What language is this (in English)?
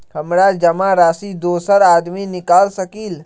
Magahi